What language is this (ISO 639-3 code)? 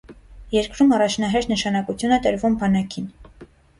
hye